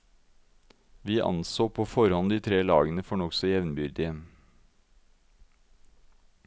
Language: Norwegian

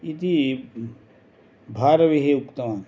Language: Sanskrit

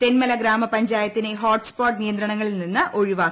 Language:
Malayalam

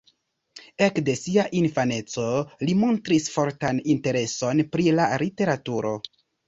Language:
Esperanto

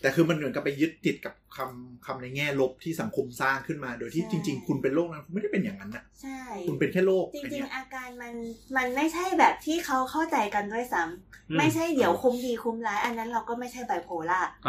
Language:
Thai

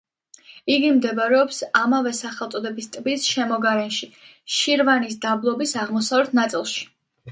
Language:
Georgian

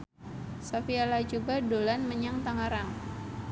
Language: Javanese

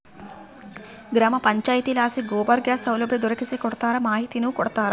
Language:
Kannada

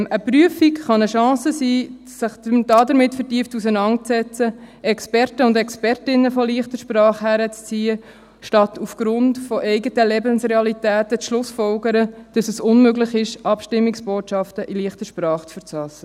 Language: Swiss German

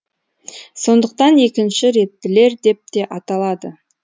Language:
Kazakh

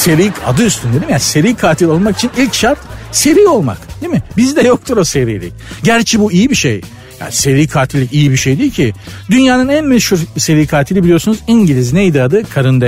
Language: Turkish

